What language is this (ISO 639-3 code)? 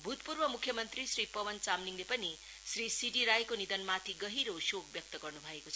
nep